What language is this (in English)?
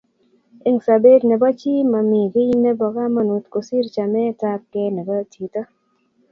Kalenjin